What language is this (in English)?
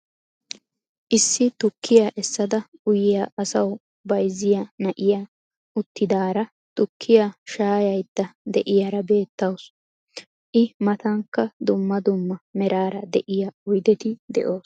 Wolaytta